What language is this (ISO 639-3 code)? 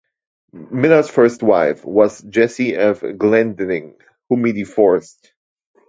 eng